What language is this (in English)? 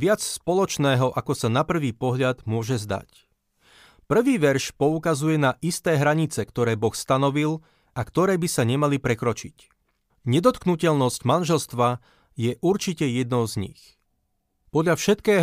Slovak